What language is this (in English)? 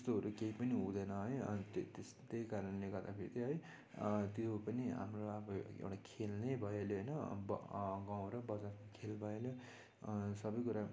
Nepali